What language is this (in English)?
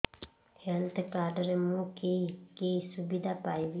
Odia